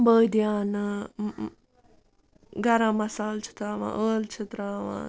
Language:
Kashmiri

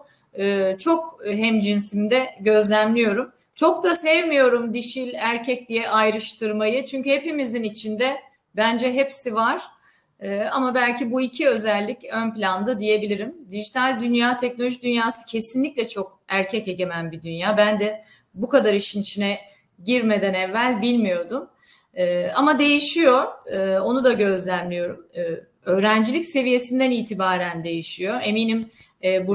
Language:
Turkish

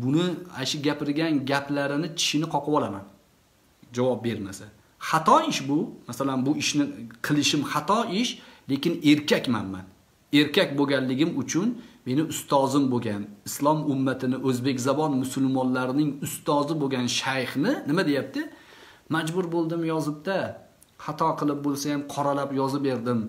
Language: Turkish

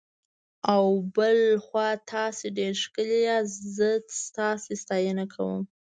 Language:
Pashto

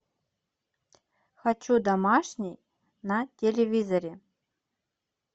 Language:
Russian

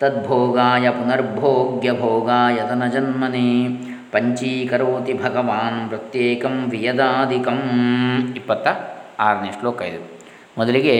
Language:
Kannada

